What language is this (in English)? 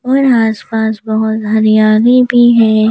Hindi